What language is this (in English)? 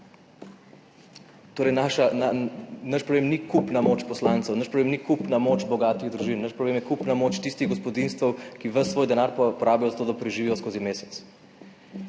Slovenian